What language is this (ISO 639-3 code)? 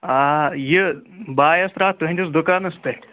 kas